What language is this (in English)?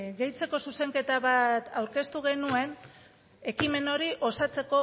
Basque